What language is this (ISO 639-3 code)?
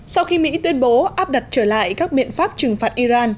vie